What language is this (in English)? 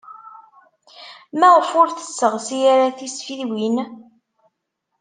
Kabyle